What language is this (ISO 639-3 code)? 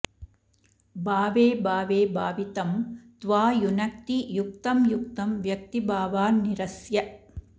san